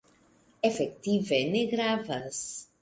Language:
Esperanto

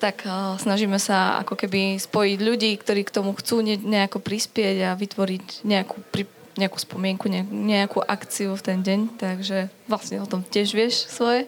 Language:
Slovak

